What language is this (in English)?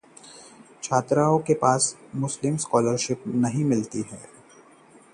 Hindi